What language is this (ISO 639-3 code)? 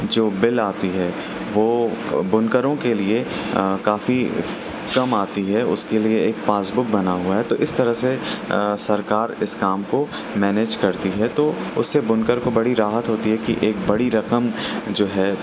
urd